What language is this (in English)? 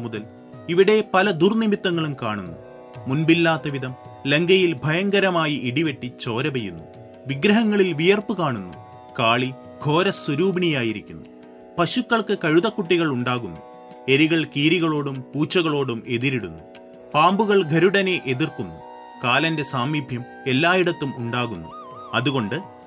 Malayalam